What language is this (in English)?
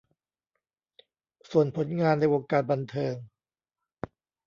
Thai